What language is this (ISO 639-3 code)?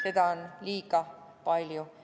est